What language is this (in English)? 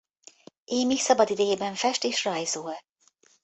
Hungarian